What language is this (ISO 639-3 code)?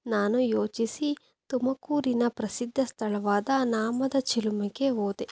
kan